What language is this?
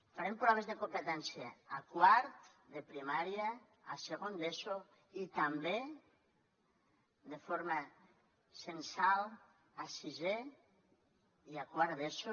Catalan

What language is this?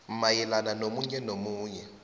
South Ndebele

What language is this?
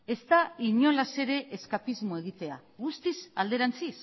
Basque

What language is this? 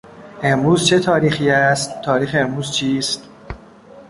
Persian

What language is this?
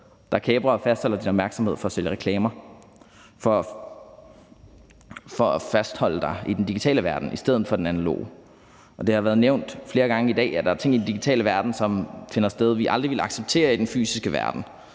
Danish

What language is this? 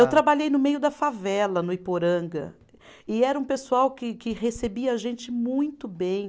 Portuguese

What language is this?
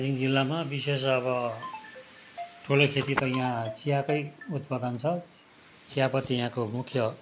Nepali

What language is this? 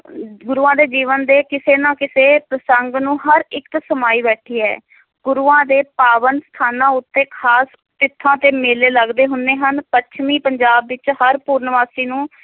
Punjabi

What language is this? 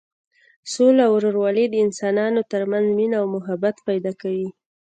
Pashto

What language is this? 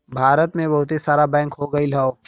Bhojpuri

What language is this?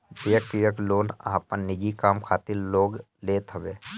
Bhojpuri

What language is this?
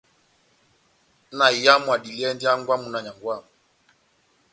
Batanga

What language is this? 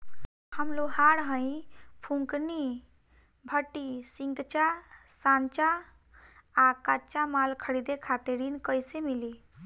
Bhojpuri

